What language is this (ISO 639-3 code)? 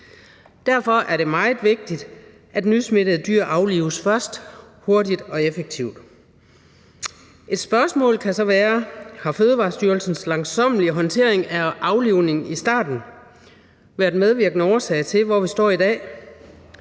dan